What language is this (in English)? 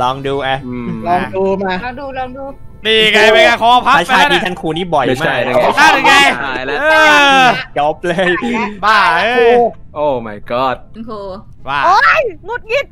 Thai